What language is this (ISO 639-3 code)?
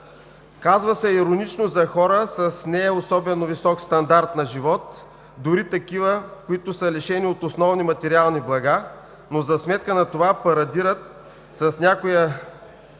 bul